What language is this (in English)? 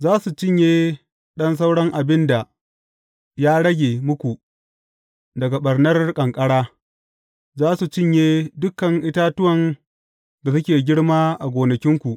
Hausa